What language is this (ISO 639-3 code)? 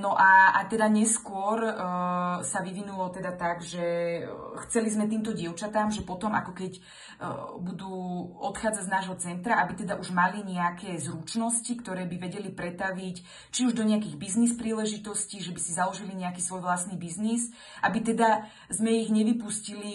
slk